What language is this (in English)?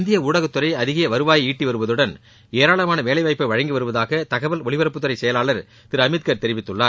Tamil